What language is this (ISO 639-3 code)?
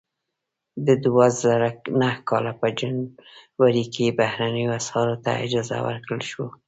pus